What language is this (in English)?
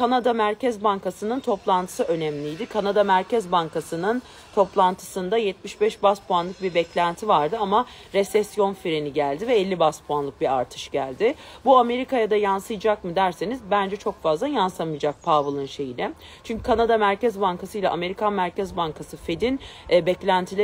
Turkish